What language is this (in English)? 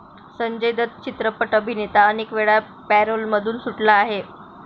Marathi